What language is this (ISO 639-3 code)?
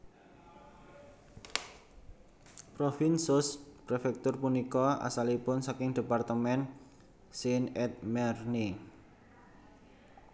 jav